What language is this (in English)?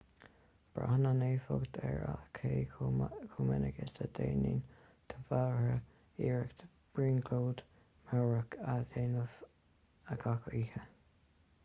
Irish